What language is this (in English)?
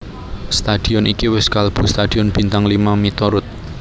Javanese